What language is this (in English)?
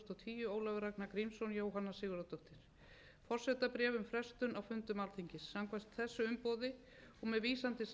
Icelandic